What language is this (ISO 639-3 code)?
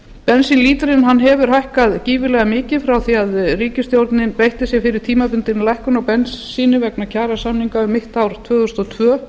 isl